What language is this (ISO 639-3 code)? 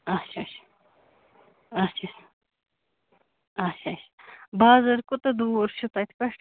kas